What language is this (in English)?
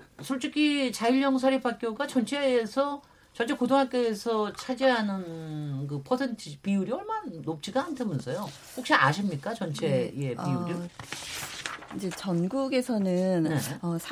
Korean